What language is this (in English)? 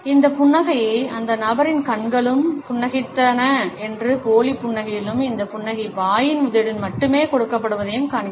Tamil